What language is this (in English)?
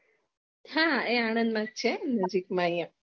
Gujarati